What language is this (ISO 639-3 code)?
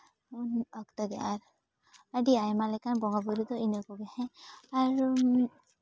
sat